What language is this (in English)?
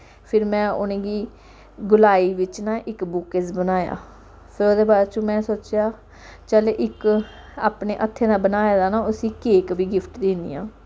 Dogri